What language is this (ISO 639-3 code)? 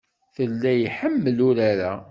kab